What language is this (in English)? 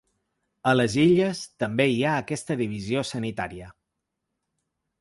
Catalan